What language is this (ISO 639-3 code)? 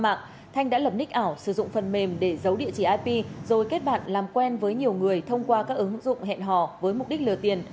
vie